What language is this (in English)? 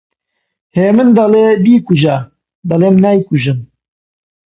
Central Kurdish